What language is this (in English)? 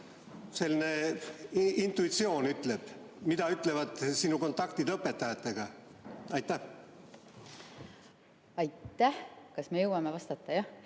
Estonian